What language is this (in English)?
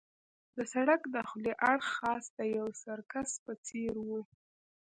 Pashto